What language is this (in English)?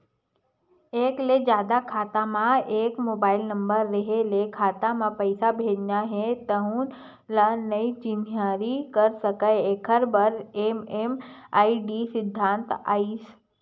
Chhattisgarhi